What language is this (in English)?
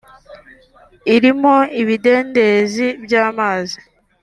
Kinyarwanda